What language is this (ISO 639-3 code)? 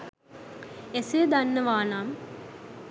sin